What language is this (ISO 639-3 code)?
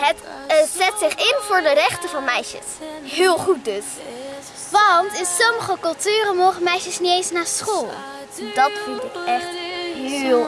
nld